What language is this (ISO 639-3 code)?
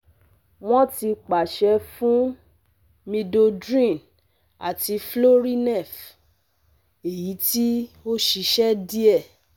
yor